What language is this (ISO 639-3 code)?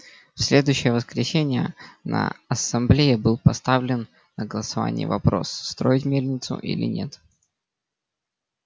rus